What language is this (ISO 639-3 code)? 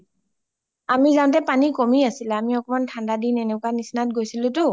asm